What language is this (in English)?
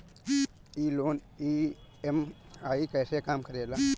Bhojpuri